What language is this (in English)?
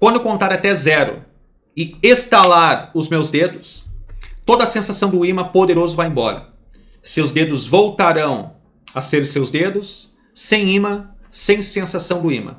Portuguese